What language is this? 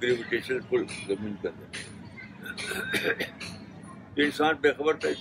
Urdu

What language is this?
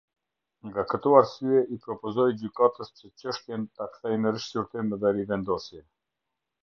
Albanian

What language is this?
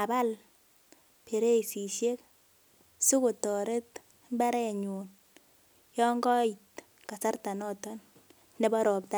Kalenjin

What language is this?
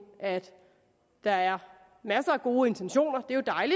Danish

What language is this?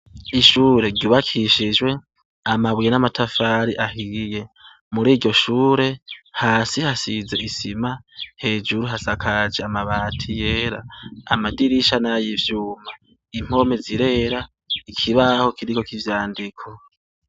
Rundi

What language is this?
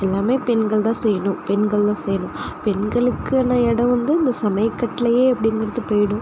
Tamil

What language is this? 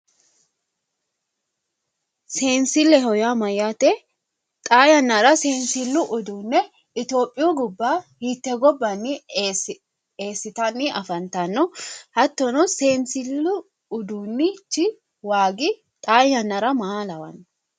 Sidamo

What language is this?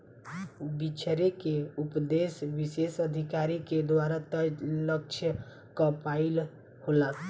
Bhojpuri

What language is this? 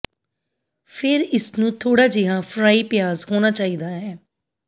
Punjabi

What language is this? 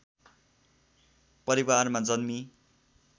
Nepali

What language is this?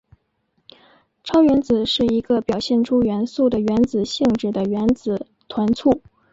Chinese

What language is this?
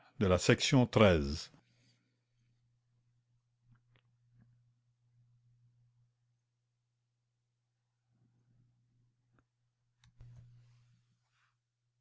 French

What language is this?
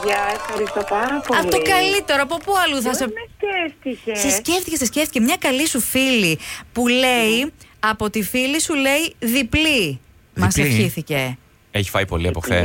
Greek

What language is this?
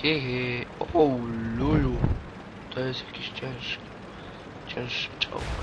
Polish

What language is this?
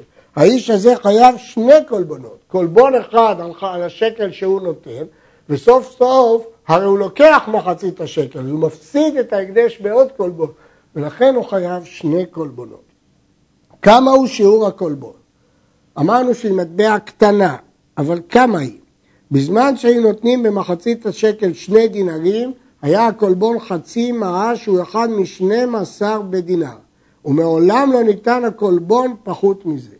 Hebrew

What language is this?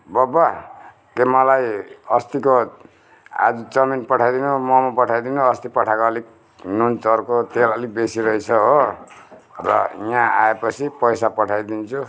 Nepali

